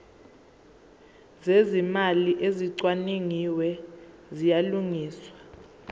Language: Zulu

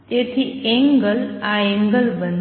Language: Gujarati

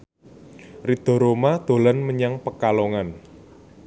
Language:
Javanese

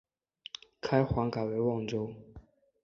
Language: Chinese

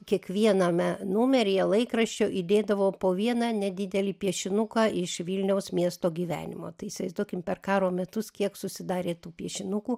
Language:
Lithuanian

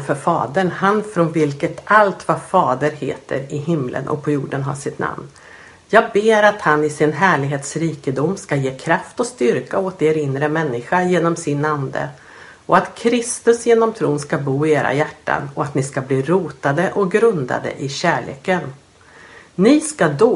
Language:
Swedish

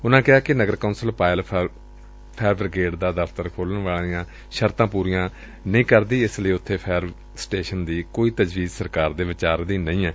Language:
Punjabi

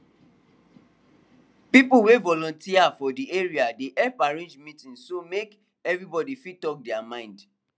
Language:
Nigerian Pidgin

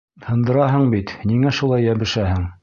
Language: Bashkir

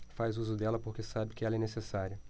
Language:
Portuguese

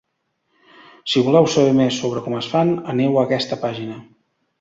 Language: Catalan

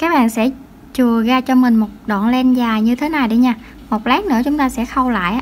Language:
Vietnamese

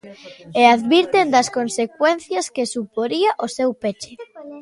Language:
Galician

